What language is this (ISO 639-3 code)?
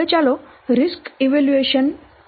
guj